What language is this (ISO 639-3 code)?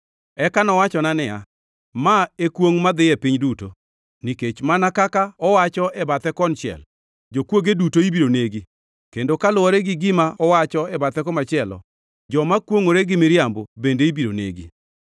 luo